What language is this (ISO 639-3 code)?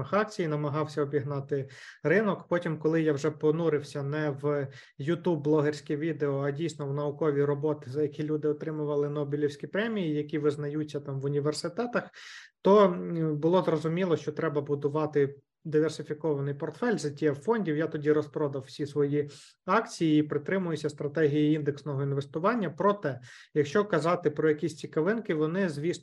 ukr